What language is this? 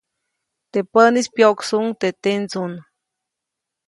Copainalá Zoque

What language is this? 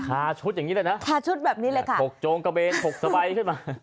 Thai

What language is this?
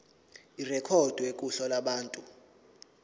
Zulu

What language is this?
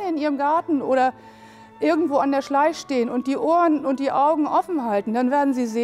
German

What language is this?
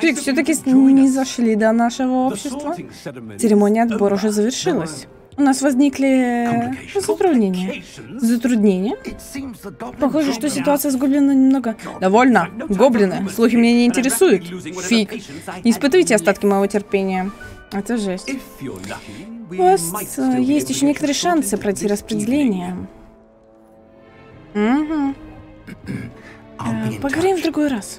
Russian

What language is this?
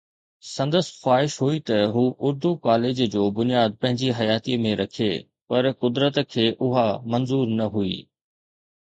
Sindhi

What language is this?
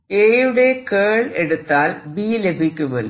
Malayalam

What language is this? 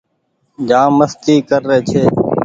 Goaria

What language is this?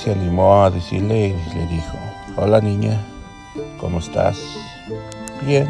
Spanish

